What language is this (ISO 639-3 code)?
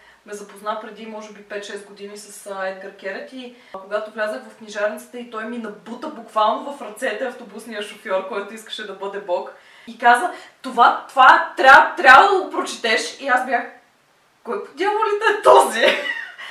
bul